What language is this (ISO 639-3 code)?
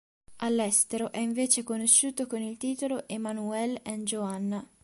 ita